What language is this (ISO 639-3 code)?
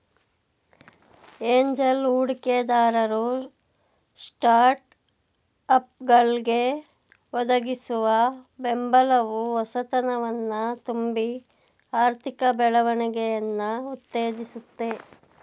kan